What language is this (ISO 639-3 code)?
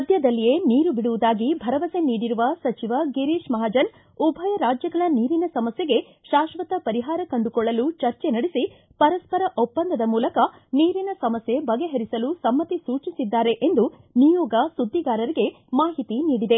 kan